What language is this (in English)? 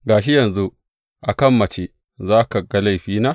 Hausa